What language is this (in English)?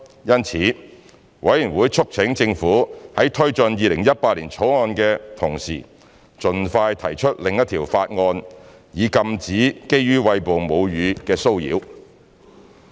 Cantonese